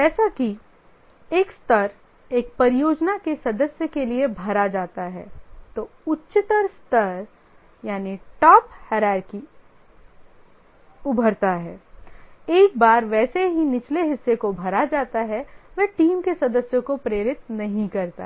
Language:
Hindi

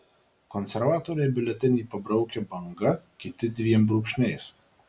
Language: Lithuanian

